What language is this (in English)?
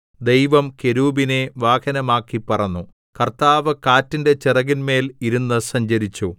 Malayalam